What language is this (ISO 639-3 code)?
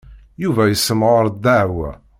kab